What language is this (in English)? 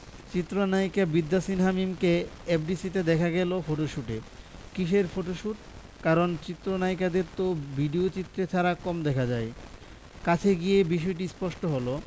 Bangla